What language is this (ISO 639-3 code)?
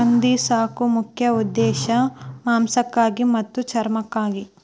kan